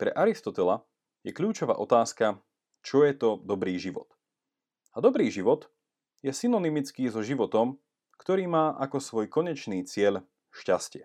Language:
Slovak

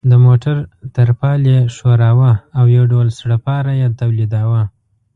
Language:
Pashto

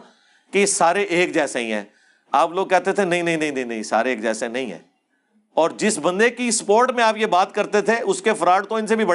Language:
Urdu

